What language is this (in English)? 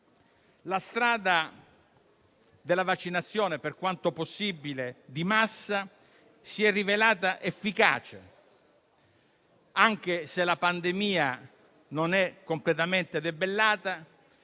Italian